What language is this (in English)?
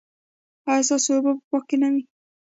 Pashto